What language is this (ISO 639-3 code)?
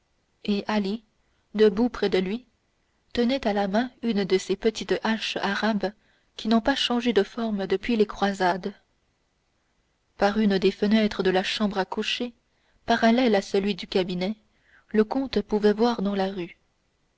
fra